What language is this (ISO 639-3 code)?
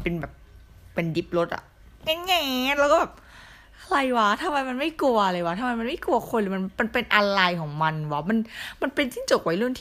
tha